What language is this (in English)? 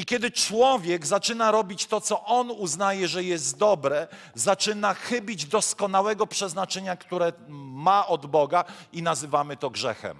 Polish